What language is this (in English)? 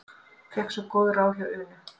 Icelandic